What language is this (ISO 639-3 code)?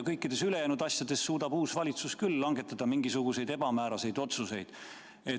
est